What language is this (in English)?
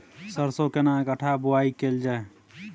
Maithili